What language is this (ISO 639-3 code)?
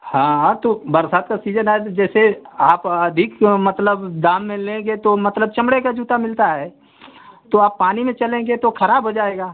hin